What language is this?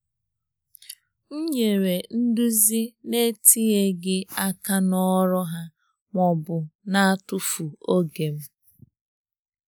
Igbo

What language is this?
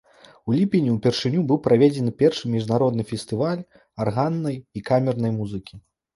Belarusian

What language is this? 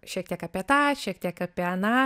Lithuanian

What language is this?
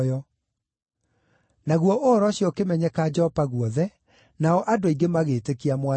Kikuyu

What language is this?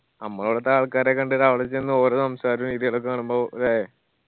Malayalam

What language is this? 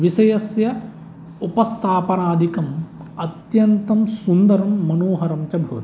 Sanskrit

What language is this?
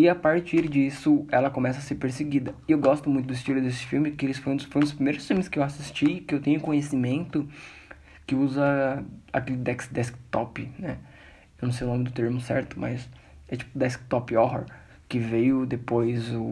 Portuguese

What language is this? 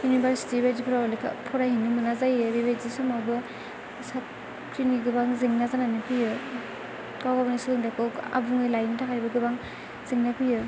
Bodo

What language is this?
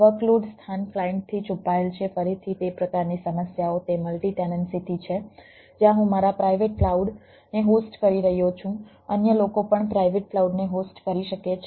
Gujarati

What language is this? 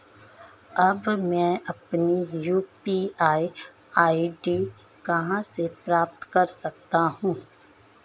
Hindi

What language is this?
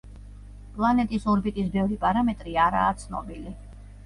Georgian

